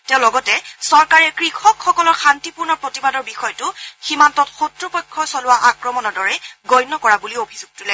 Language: Assamese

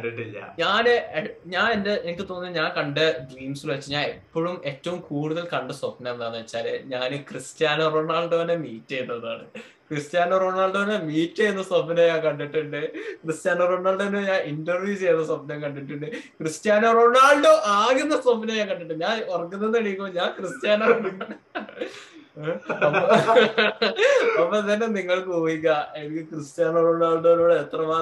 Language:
Malayalam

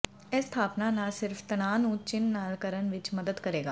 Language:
Punjabi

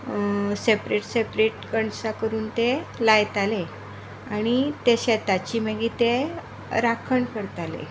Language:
Konkani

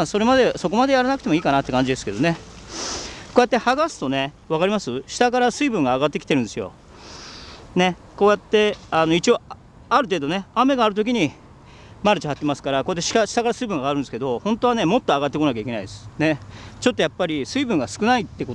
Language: Japanese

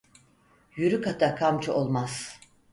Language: Turkish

